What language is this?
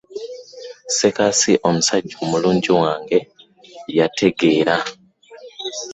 Ganda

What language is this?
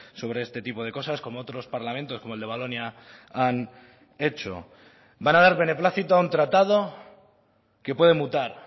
Spanish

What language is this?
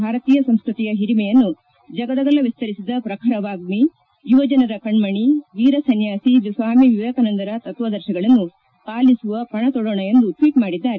Kannada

